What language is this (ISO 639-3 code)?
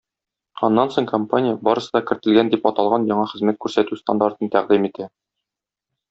tat